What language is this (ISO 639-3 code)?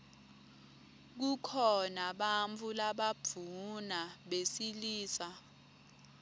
ssw